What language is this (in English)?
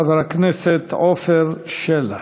Hebrew